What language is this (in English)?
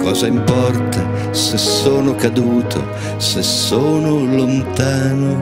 Italian